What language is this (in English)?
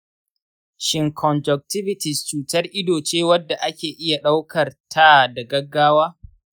Hausa